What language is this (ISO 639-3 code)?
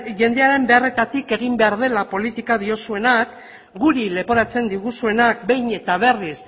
eus